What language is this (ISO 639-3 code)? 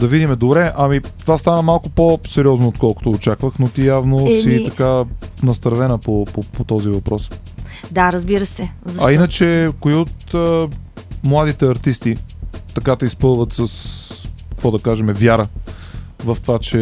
bul